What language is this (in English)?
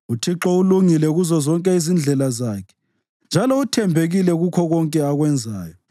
North Ndebele